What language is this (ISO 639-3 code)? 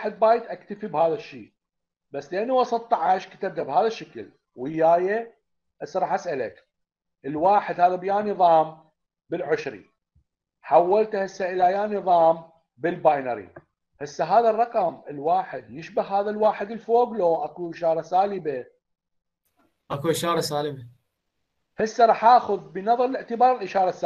ara